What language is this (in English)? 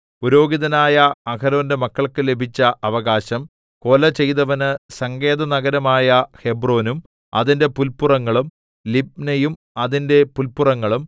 Malayalam